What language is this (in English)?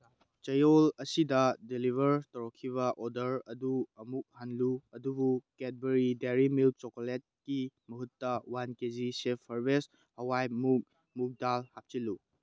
Manipuri